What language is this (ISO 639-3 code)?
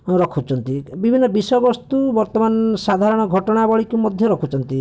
ori